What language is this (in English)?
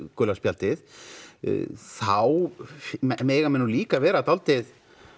Icelandic